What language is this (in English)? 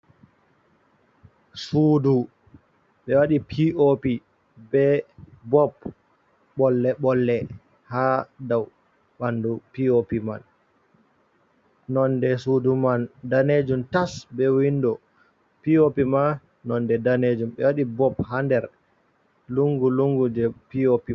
Fula